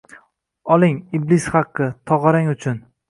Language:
Uzbek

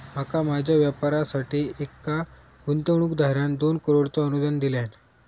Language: Marathi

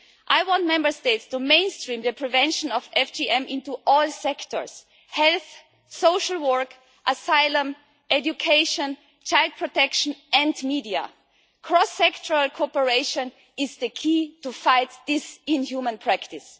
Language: English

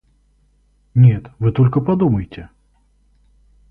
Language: Russian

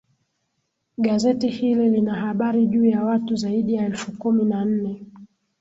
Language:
Swahili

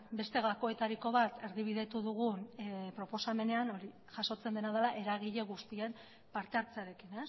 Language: Basque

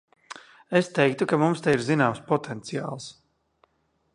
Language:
Latvian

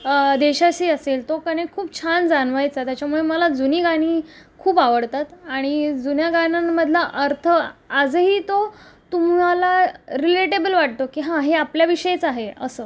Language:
Marathi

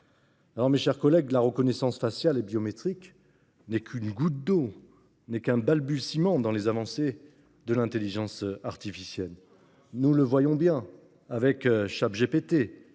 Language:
French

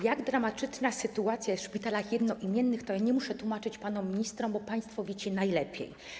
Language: Polish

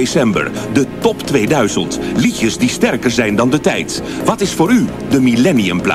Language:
Dutch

